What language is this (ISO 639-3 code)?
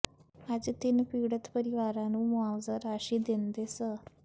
pan